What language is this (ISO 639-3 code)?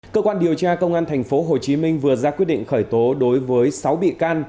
vie